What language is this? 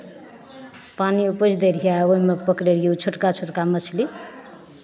Maithili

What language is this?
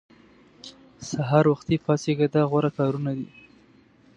Pashto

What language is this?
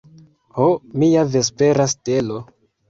Esperanto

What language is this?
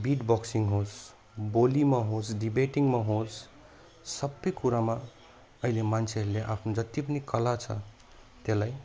Nepali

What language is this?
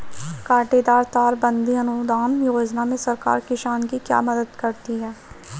Hindi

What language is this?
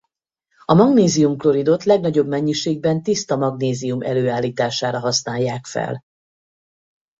Hungarian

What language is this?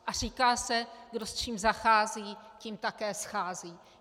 Czech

